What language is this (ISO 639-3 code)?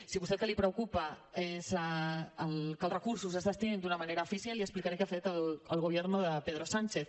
cat